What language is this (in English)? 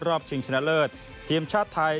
Thai